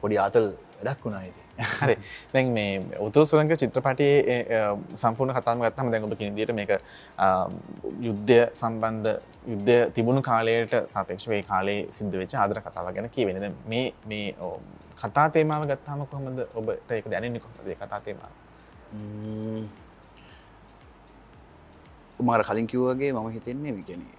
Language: Hindi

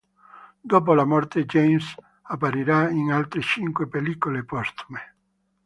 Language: Italian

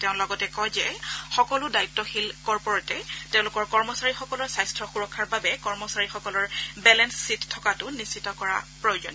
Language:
Assamese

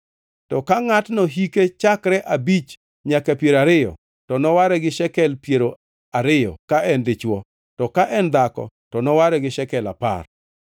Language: Luo (Kenya and Tanzania)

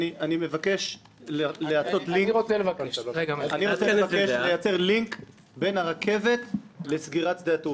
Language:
Hebrew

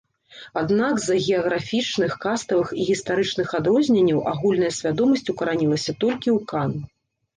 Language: Belarusian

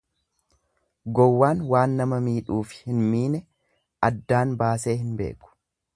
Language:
Oromo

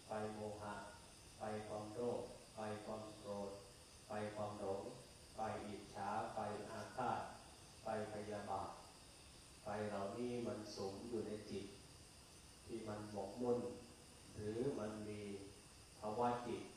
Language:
Thai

